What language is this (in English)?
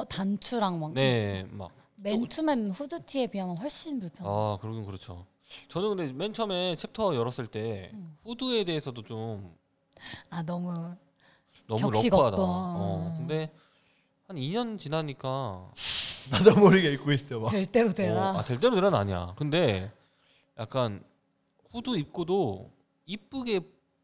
Korean